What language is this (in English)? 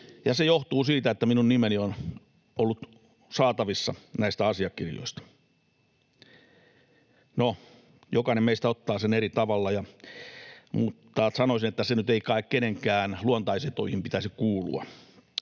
Finnish